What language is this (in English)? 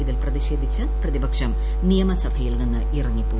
Malayalam